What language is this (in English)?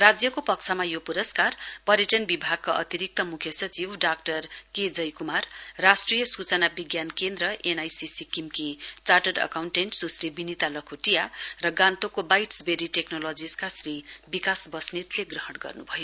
Nepali